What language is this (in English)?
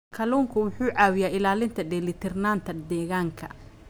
Somali